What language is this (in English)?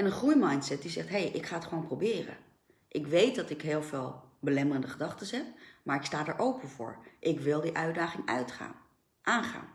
Dutch